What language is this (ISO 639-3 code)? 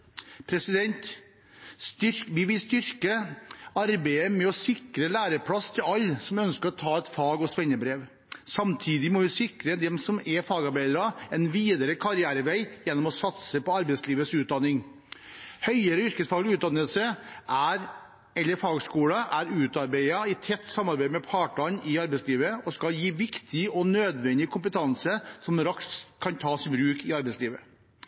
nob